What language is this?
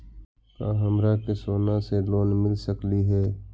Magahi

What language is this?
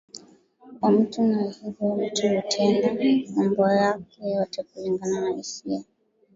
Swahili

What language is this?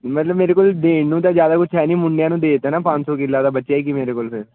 Punjabi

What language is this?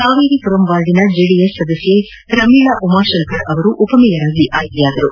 Kannada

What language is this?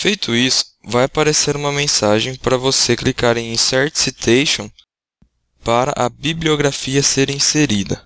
Portuguese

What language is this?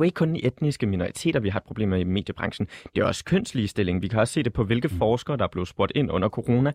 Danish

